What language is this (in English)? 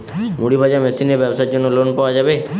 Bangla